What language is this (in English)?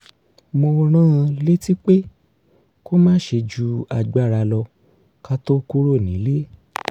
Yoruba